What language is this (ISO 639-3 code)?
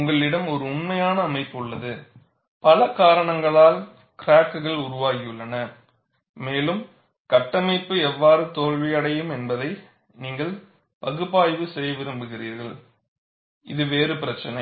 tam